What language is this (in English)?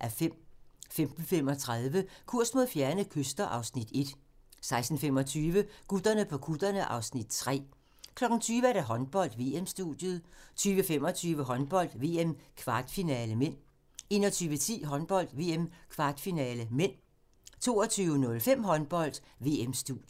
Danish